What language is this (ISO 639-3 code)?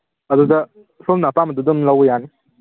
mni